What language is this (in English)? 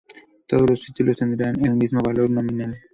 Spanish